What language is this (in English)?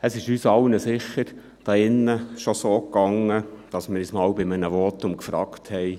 Swiss German